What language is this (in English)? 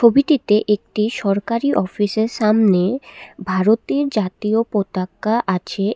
Bangla